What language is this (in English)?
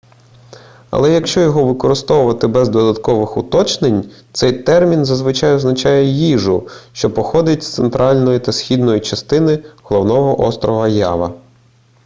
Ukrainian